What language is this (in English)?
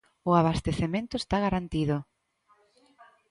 Galician